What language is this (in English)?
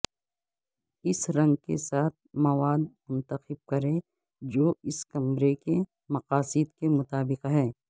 Urdu